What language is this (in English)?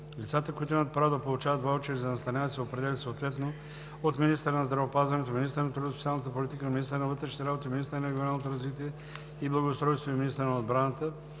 Bulgarian